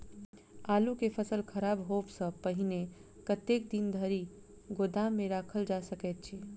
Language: Maithili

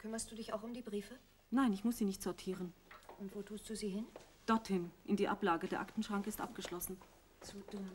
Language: German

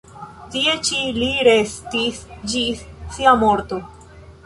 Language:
Esperanto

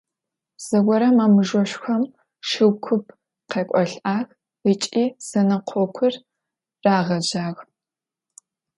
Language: Adyghe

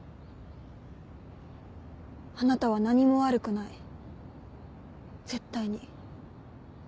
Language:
Japanese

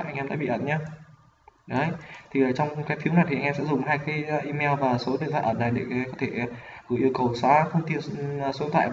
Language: Vietnamese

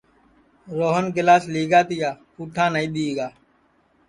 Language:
Sansi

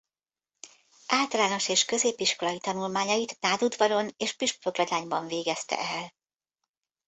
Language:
Hungarian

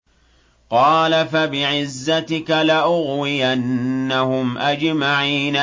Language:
Arabic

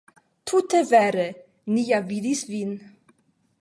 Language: Esperanto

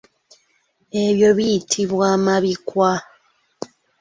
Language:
Ganda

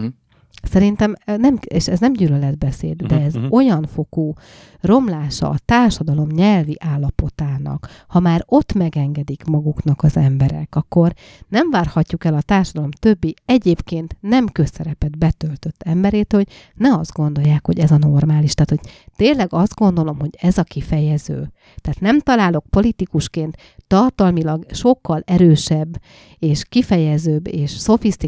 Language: Hungarian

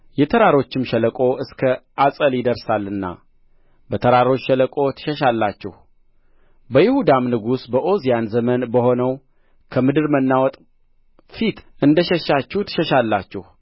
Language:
Amharic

